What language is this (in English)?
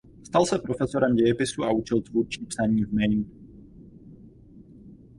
Czech